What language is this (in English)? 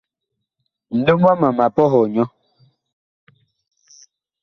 Bakoko